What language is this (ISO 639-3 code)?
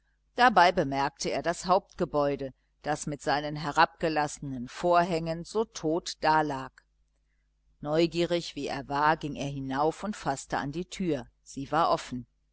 deu